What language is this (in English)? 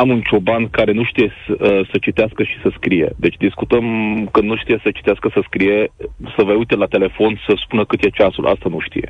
Romanian